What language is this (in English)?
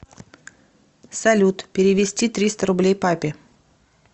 Russian